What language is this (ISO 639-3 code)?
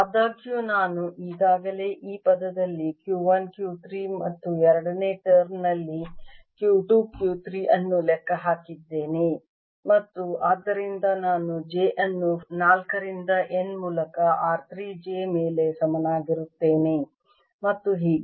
kan